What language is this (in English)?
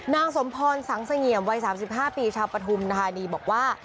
Thai